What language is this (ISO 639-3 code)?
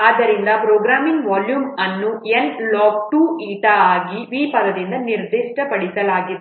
kan